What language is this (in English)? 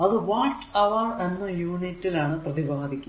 Malayalam